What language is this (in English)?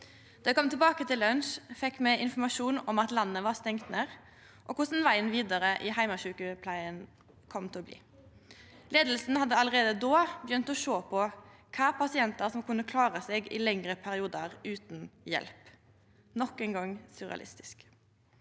Norwegian